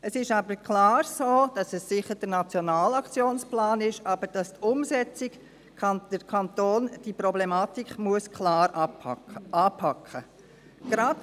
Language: Swiss German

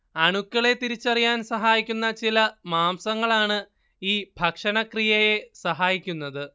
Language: Malayalam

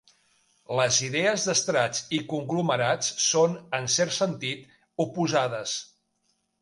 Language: Catalan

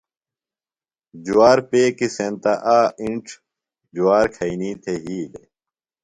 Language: Phalura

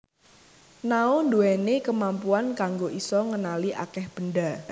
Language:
Javanese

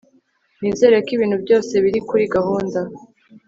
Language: Kinyarwanda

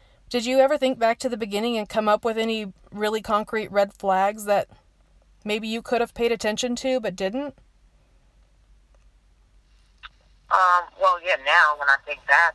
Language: English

